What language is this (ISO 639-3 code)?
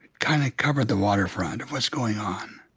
eng